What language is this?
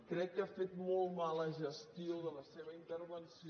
Catalan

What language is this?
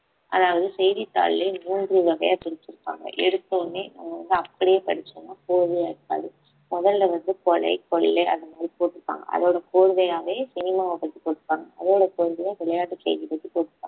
Tamil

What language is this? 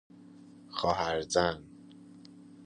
Persian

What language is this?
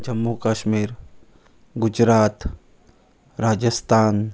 Konkani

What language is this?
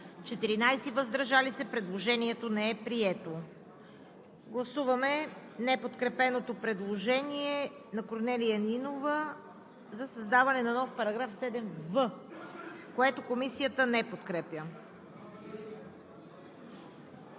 Bulgarian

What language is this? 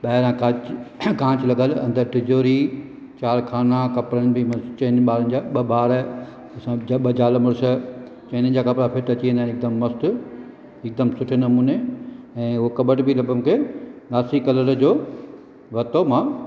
Sindhi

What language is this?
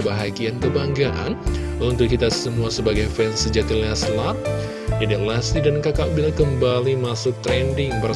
Indonesian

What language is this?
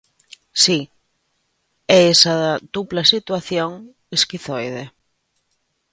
Galician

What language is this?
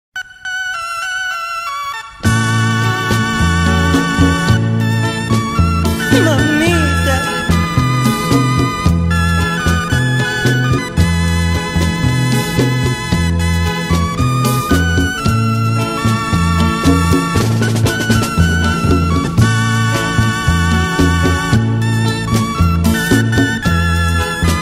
Spanish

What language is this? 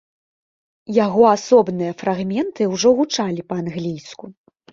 Belarusian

